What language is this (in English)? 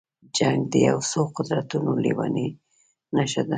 Pashto